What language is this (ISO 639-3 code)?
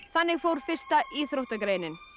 isl